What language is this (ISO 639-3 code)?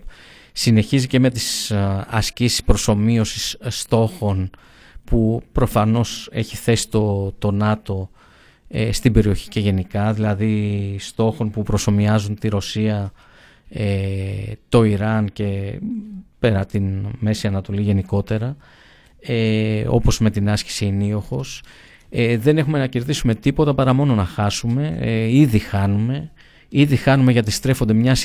ell